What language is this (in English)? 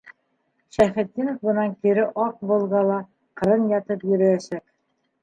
Bashkir